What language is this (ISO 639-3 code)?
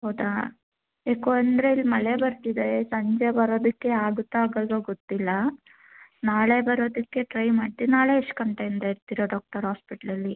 kan